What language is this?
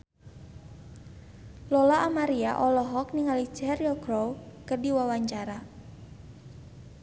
Sundanese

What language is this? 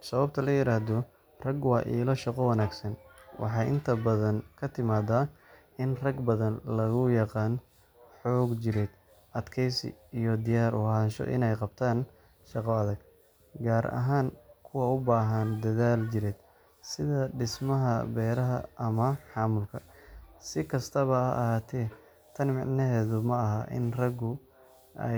Somali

